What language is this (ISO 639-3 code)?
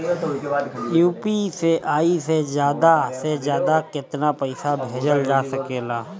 bho